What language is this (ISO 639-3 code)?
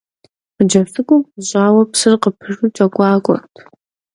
kbd